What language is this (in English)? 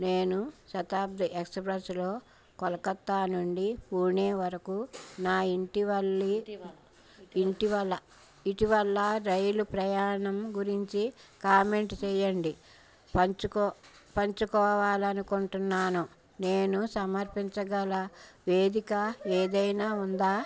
Telugu